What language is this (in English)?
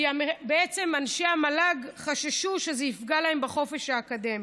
Hebrew